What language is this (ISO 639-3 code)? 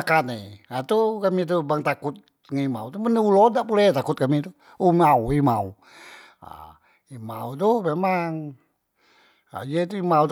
mui